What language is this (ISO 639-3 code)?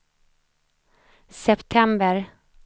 swe